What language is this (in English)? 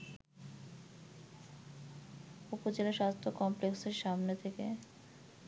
Bangla